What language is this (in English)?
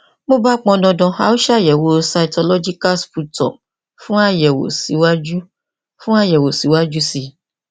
Yoruba